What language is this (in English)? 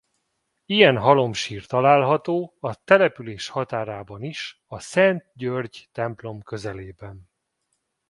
Hungarian